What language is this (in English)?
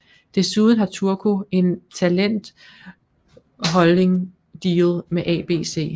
Danish